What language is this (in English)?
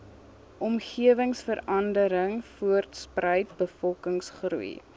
Afrikaans